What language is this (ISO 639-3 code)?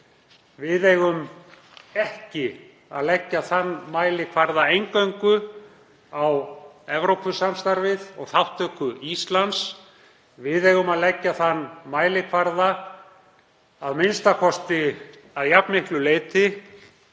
isl